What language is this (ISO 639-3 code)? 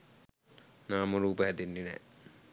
sin